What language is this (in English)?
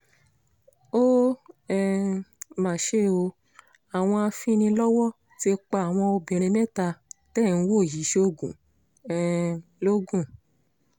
Yoruba